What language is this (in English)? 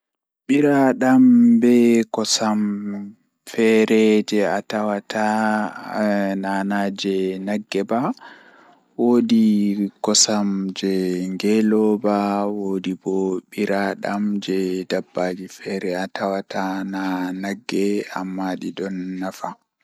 Fula